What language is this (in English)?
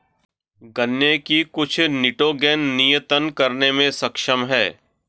Hindi